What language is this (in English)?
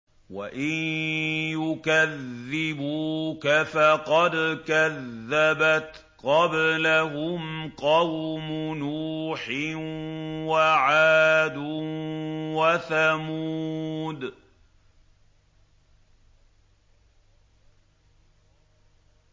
Arabic